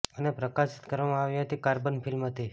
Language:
Gujarati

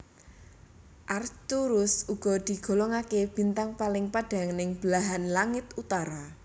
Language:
Javanese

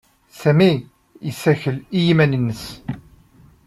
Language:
Kabyle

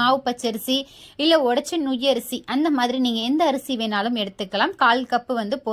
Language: Tamil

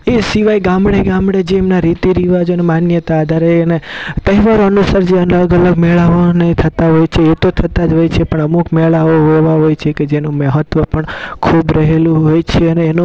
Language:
Gujarati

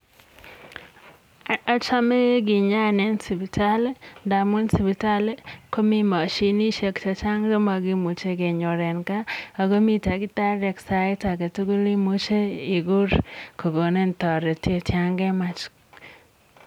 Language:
Kalenjin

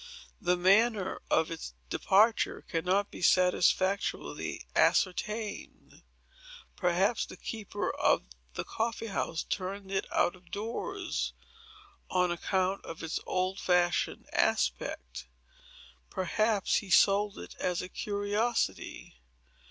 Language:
English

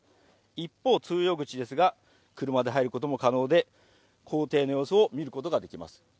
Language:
Japanese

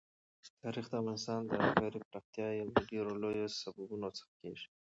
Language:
Pashto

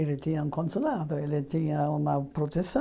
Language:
Portuguese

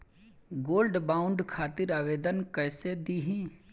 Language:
Bhojpuri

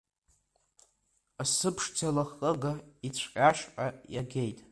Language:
Abkhazian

